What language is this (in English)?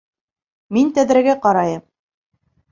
Bashkir